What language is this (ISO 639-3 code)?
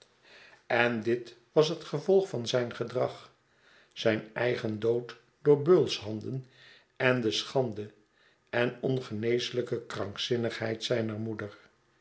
nld